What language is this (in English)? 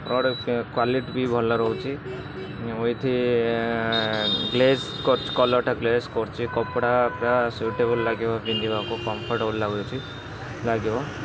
Odia